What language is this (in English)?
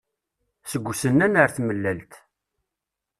Kabyle